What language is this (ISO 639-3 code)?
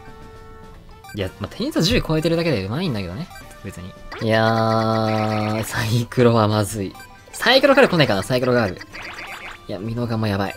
jpn